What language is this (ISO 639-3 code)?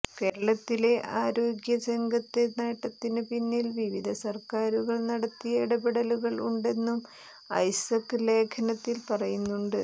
mal